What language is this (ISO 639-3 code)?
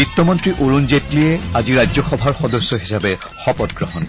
asm